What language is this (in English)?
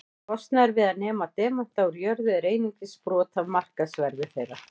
Icelandic